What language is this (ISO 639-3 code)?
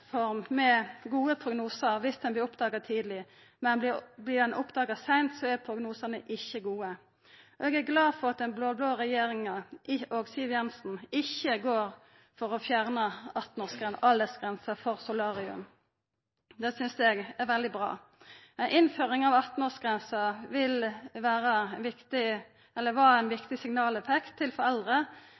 nno